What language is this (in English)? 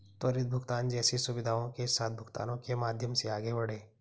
Hindi